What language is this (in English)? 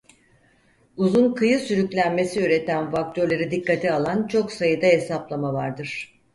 Turkish